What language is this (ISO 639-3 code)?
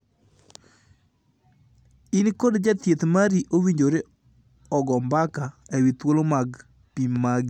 luo